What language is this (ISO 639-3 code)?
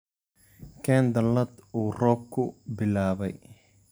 som